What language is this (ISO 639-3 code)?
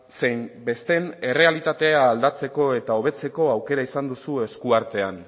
eus